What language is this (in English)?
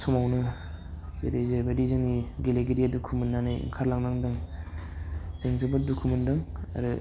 Bodo